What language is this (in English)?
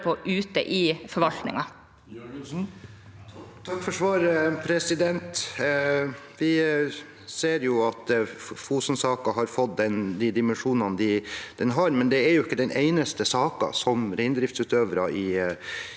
Norwegian